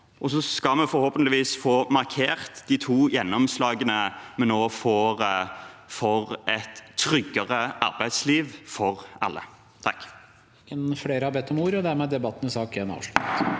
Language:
Norwegian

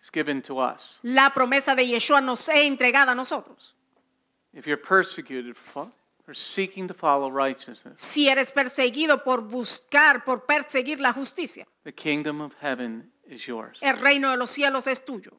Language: English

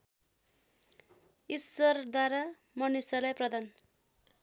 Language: Nepali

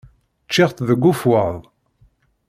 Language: Kabyle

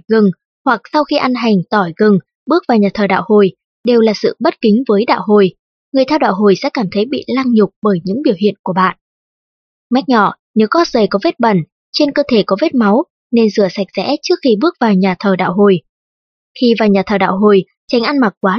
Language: Vietnamese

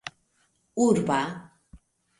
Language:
Esperanto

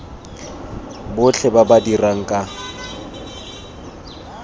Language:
Tswana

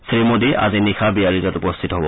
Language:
Assamese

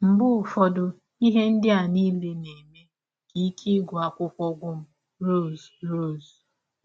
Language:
Igbo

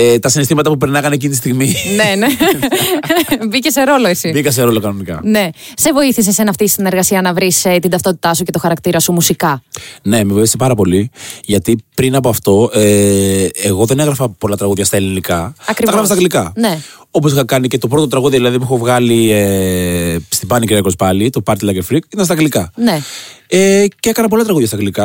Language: Greek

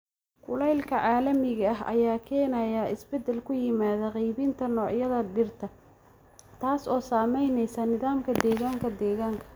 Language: Somali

